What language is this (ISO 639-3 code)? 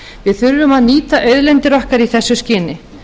isl